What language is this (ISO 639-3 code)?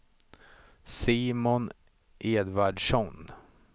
swe